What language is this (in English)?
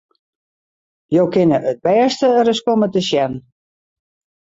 Western Frisian